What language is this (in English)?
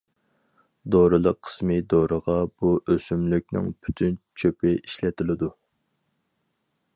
Uyghur